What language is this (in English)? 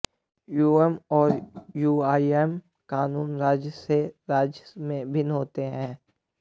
Hindi